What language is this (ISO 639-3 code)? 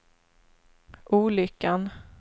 swe